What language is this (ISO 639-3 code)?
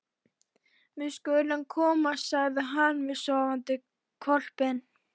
isl